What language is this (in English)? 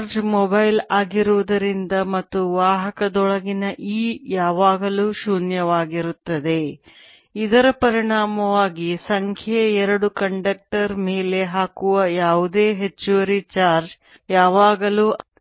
Kannada